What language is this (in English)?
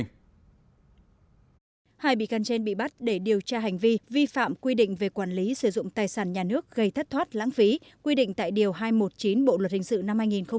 Vietnamese